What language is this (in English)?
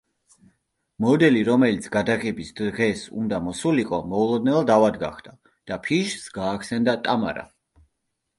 Georgian